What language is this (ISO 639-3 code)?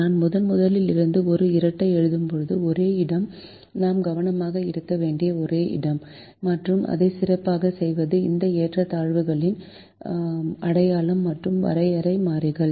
tam